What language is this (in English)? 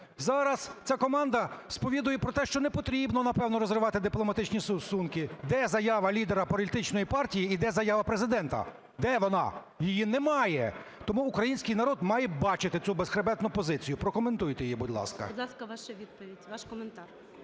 Ukrainian